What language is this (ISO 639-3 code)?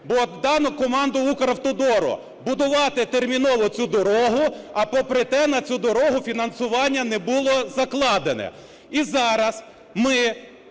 ukr